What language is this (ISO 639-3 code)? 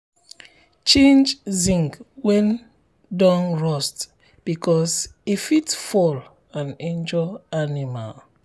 pcm